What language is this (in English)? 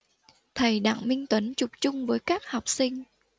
Vietnamese